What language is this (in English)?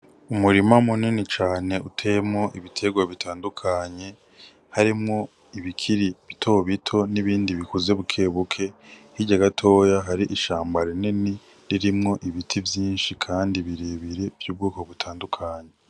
Rundi